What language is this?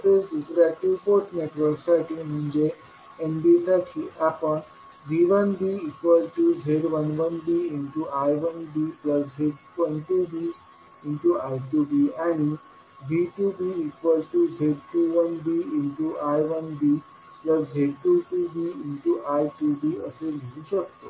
Marathi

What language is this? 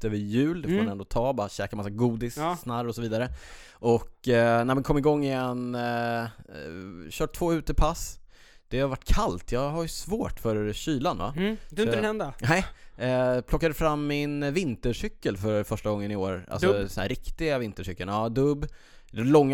Swedish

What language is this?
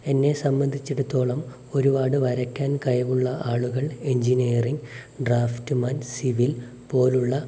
Malayalam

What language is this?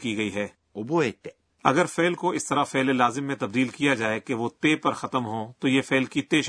Urdu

